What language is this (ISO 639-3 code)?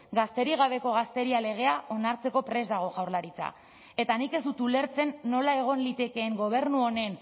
eus